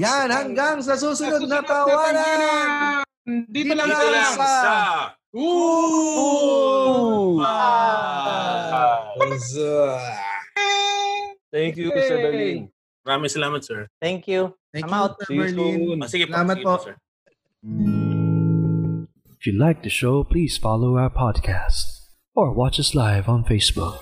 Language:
Filipino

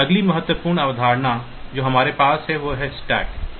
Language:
Hindi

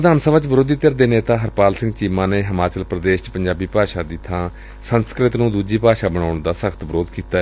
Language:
Punjabi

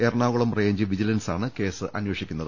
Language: Malayalam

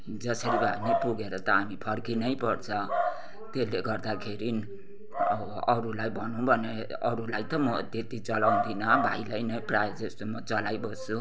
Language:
Nepali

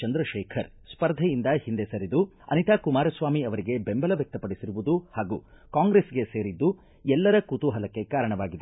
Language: Kannada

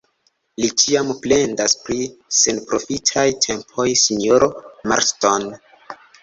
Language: Esperanto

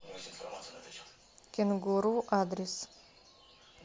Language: Russian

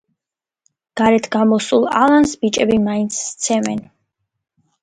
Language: Georgian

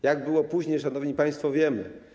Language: Polish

